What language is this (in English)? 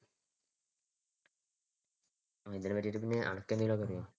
Malayalam